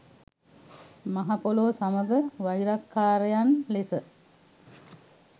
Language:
Sinhala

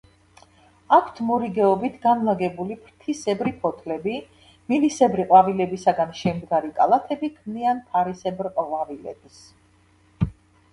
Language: Georgian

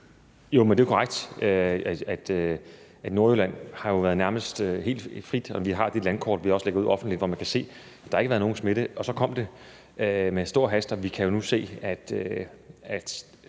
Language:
Danish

